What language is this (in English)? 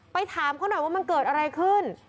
Thai